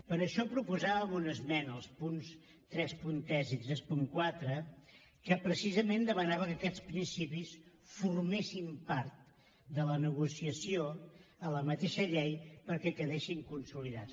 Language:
Catalan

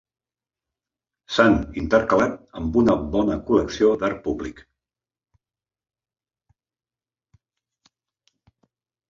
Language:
Catalan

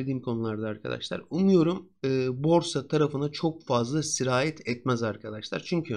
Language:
Turkish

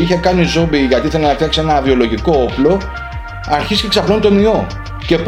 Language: Greek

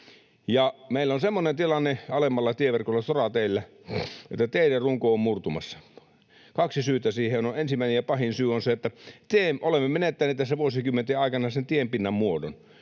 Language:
Finnish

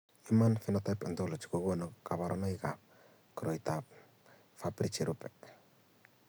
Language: Kalenjin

